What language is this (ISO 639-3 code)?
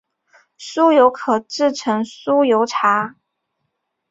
zho